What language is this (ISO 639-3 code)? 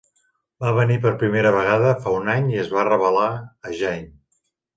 cat